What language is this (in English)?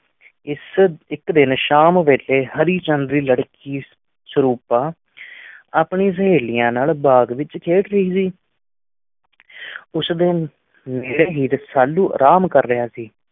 Punjabi